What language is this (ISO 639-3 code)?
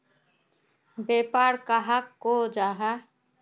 mag